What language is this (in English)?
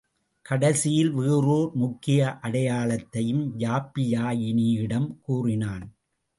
Tamil